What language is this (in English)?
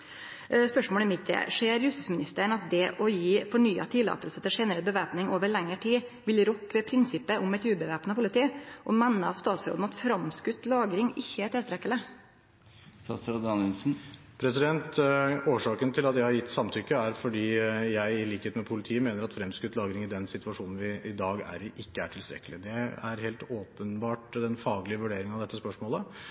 Norwegian